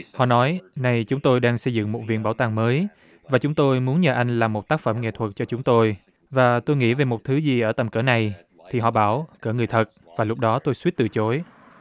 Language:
Vietnamese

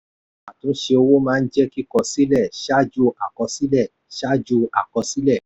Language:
Yoruba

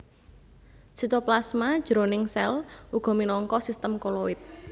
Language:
Javanese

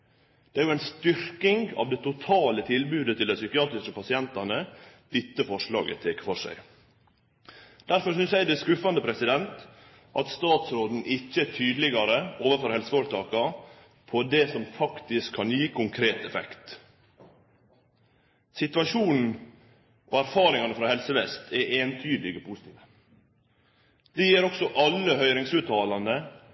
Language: Norwegian Nynorsk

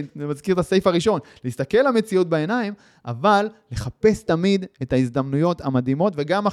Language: Hebrew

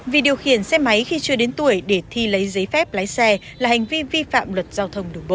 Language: Vietnamese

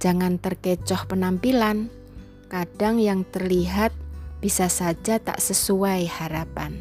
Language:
Indonesian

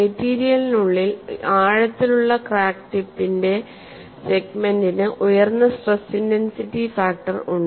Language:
Malayalam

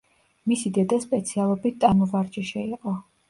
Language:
Georgian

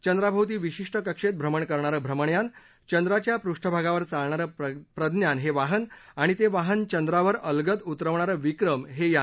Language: Marathi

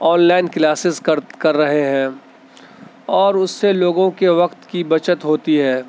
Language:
Urdu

